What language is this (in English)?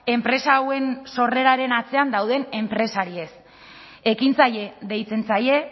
Basque